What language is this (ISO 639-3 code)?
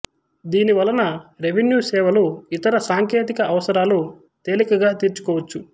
tel